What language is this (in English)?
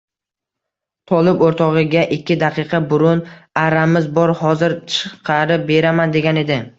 Uzbek